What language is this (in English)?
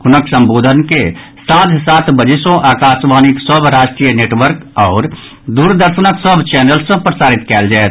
Maithili